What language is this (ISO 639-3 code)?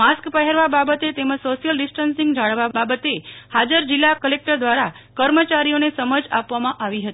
guj